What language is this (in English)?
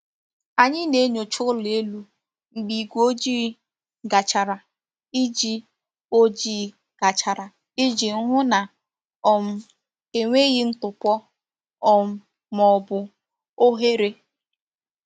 Igbo